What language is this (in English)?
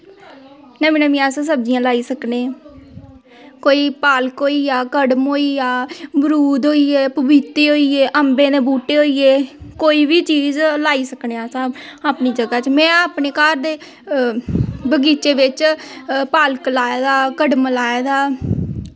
Dogri